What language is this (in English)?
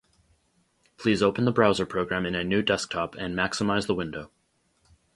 English